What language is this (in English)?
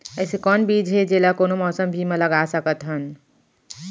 Chhattisgarhi